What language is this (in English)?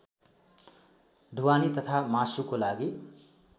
Nepali